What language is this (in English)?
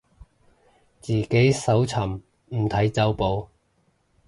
Cantonese